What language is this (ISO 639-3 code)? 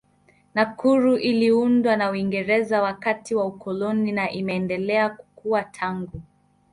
swa